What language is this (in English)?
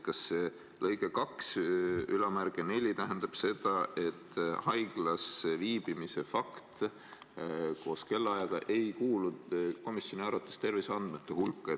Estonian